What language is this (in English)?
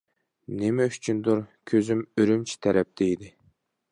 Uyghur